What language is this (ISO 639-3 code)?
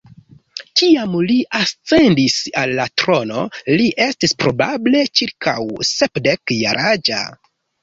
epo